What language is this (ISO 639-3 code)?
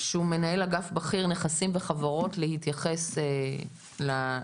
heb